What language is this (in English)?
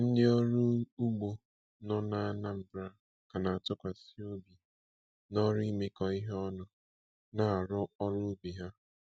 Igbo